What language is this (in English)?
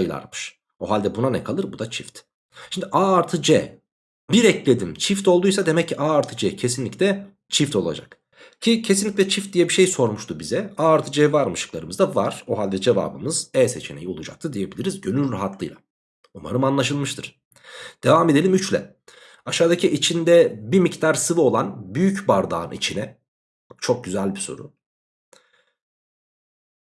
Turkish